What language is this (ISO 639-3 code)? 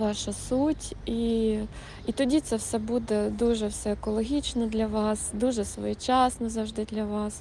ukr